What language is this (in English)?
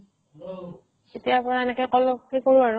Assamese